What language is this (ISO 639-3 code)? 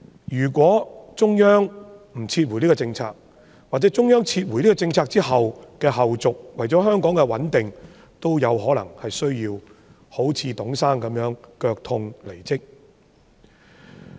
yue